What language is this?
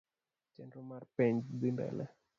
Luo (Kenya and Tanzania)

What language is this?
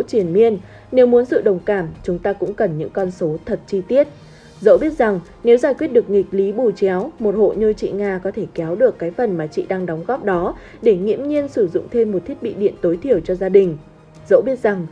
Vietnamese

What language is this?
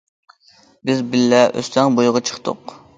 Uyghur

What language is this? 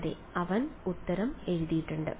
Malayalam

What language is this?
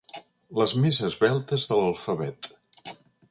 Catalan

